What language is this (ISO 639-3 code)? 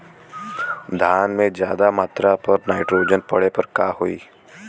bho